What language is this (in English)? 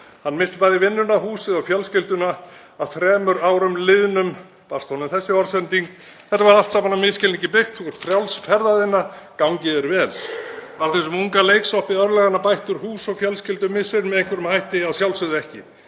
Icelandic